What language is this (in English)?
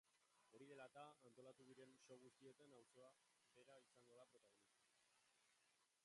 Basque